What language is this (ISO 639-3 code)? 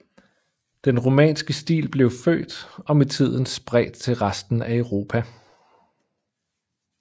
dan